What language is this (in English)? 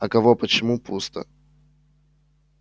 Russian